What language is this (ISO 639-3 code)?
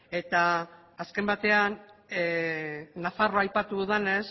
eus